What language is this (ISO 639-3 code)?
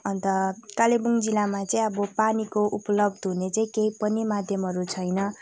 nep